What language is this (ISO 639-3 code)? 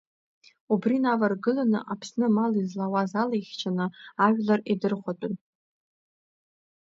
abk